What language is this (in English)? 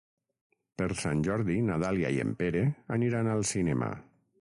Catalan